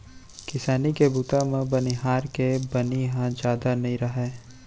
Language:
Chhattisgarhi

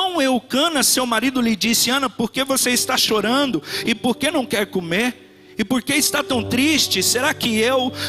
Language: Portuguese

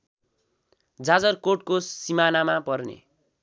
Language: Nepali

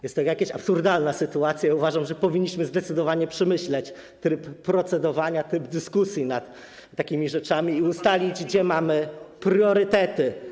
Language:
Polish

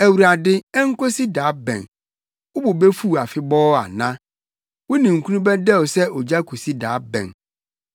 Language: Akan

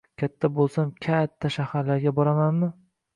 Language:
Uzbek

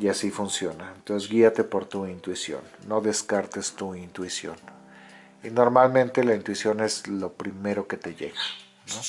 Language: Spanish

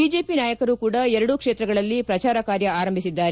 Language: Kannada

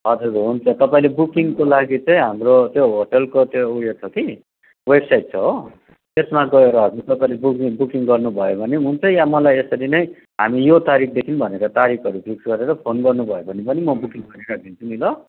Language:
Nepali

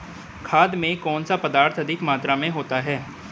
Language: Hindi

